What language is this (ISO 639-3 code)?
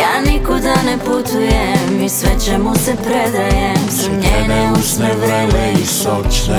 hrv